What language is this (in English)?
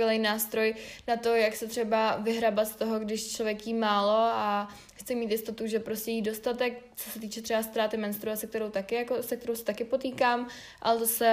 Czech